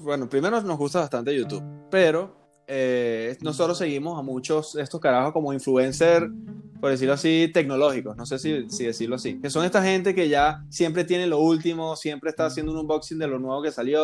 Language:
Spanish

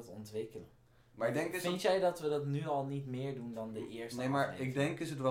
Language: Dutch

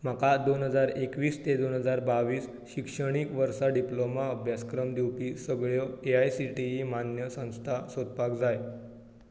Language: Konkani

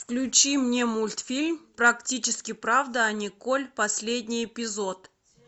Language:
Russian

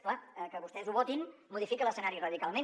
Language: Catalan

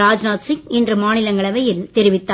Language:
Tamil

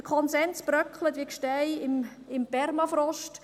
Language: Swiss German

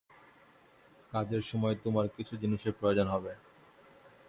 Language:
Bangla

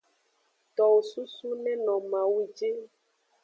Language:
Aja (Benin)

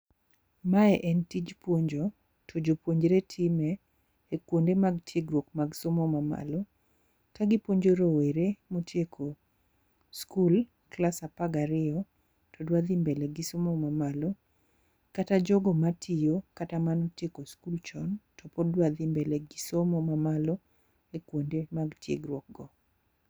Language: Luo (Kenya and Tanzania)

